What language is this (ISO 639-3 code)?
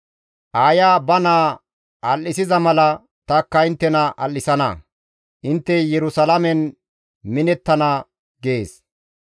gmv